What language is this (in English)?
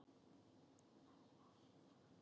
Icelandic